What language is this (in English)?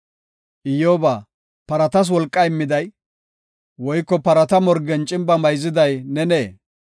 Gofa